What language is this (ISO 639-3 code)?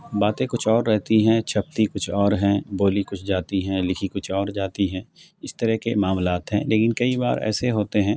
urd